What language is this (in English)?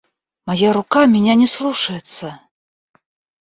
Russian